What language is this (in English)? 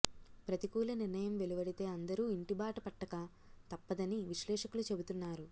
Telugu